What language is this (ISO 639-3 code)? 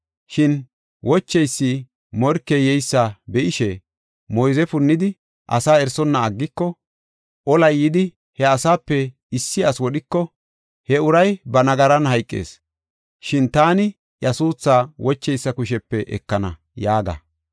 gof